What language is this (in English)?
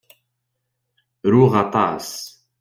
Kabyle